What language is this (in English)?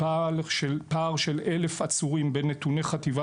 Hebrew